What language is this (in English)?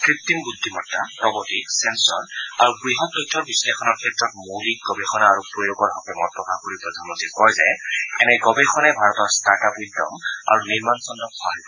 Assamese